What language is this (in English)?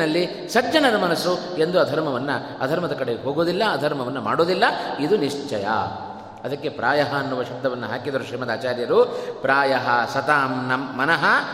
Kannada